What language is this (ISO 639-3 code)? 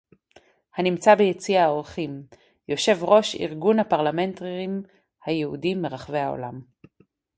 heb